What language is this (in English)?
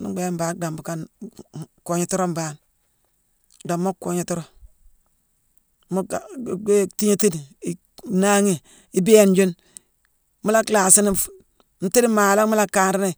Mansoanka